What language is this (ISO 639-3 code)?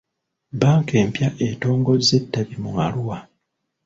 lug